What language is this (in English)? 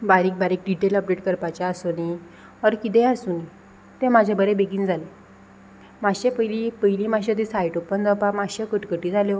Konkani